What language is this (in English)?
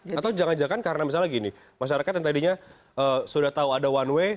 Indonesian